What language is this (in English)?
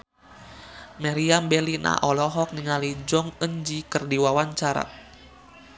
Sundanese